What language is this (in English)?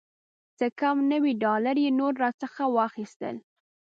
Pashto